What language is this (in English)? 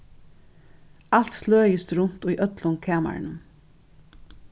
Faroese